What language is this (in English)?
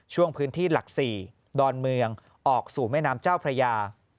Thai